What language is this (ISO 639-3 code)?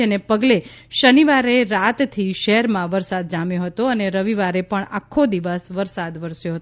guj